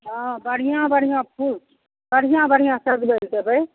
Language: Maithili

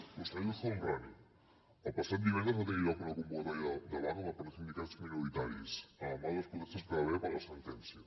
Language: Catalan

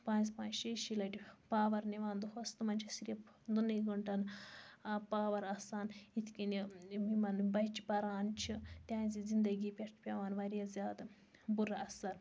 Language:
Kashmiri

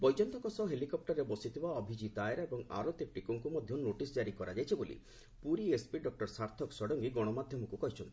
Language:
Odia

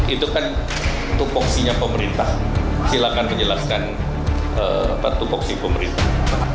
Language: Indonesian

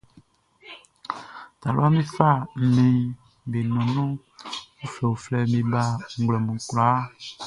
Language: Baoulé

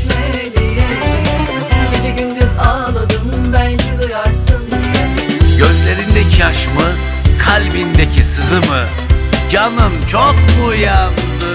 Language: Turkish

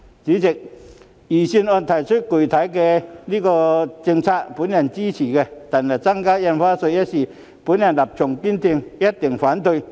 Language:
Cantonese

